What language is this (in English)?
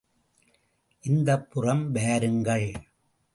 Tamil